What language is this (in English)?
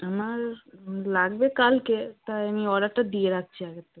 Bangla